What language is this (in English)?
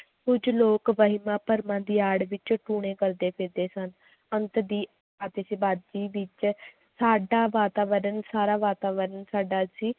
Punjabi